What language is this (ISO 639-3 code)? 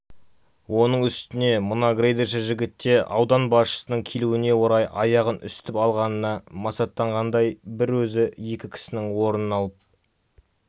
kaz